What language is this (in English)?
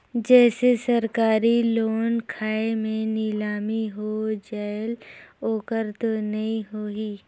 Chhattisgarhi